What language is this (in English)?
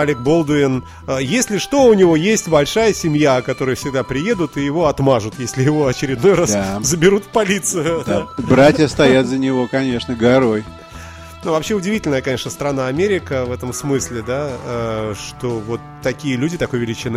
Russian